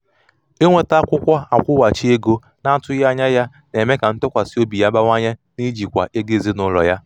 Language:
Igbo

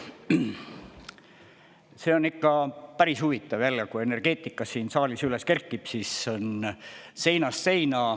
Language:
Estonian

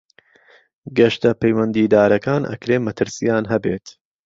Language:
Central Kurdish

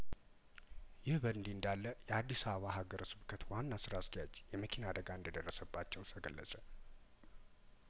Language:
Amharic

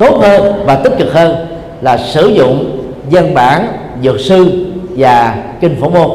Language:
Vietnamese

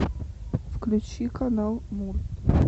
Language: Russian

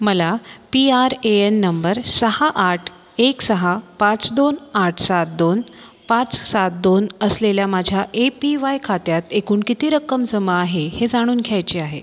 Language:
Marathi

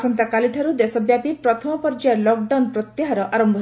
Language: Odia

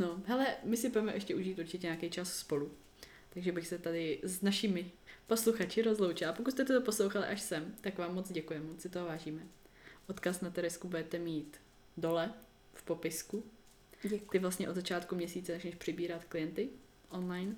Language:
Czech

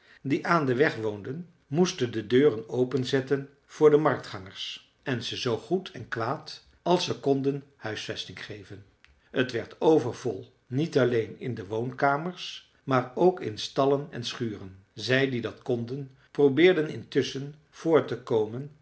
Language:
Dutch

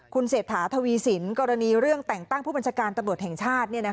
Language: Thai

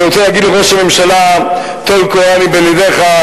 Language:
Hebrew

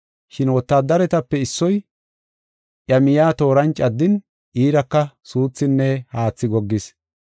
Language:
Gofa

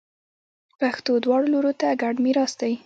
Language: Pashto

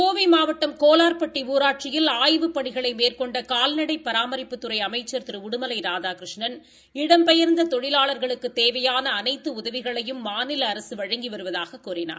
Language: Tamil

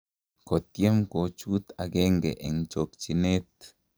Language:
Kalenjin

